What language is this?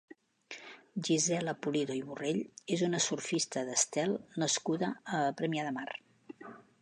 Catalan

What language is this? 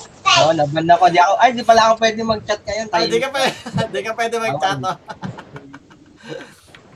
Filipino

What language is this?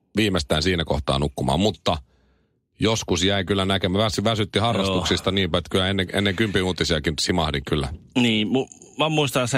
Finnish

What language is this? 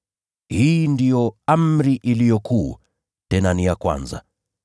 Swahili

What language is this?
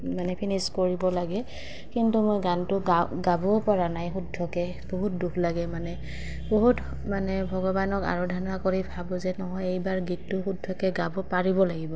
Assamese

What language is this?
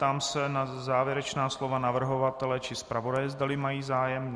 Czech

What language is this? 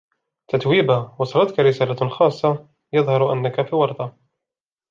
Arabic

